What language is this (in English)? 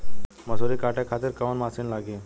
Bhojpuri